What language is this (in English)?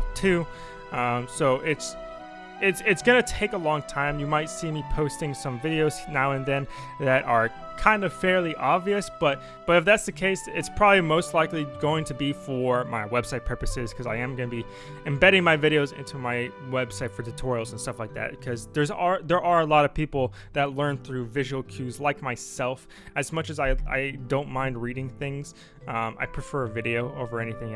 English